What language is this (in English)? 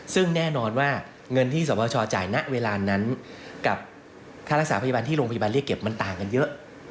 Thai